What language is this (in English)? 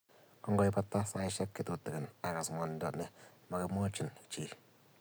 Kalenjin